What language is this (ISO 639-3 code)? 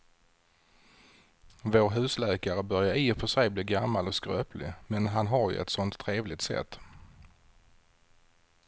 swe